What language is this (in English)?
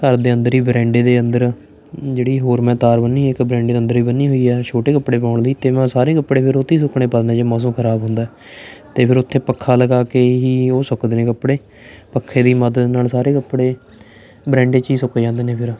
Punjabi